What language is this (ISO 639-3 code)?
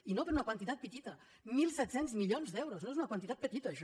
cat